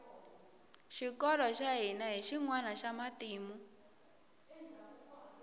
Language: Tsonga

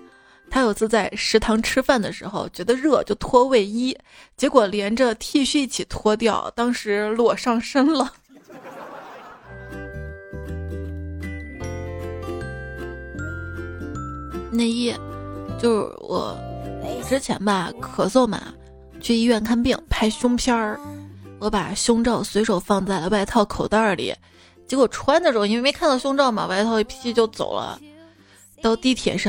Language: Chinese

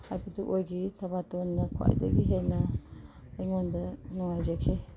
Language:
Manipuri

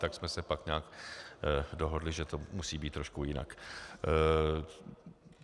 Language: Czech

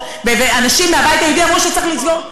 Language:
Hebrew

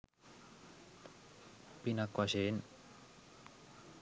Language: Sinhala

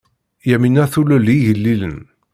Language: Kabyle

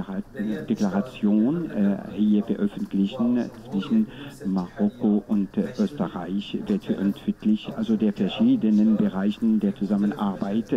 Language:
German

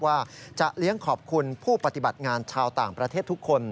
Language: Thai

